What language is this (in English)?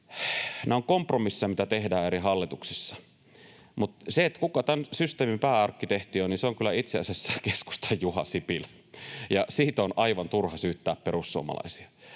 Finnish